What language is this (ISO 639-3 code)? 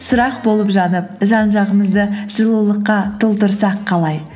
kaz